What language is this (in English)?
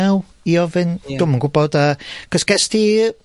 Welsh